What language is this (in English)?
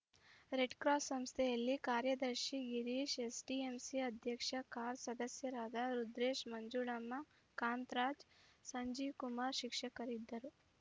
Kannada